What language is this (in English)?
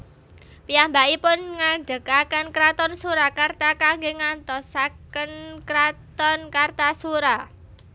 Javanese